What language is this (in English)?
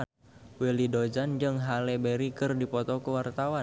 Sundanese